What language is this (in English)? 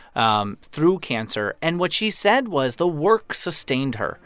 English